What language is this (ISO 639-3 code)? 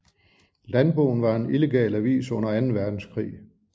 dan